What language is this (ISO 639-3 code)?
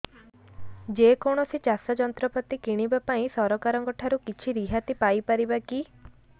ori